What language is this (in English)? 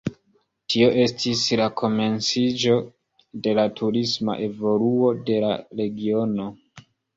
Esperanto